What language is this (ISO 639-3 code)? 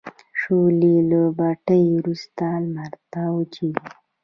pus